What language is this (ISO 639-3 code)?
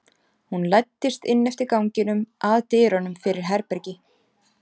isl